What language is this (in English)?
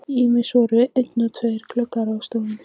Icelandic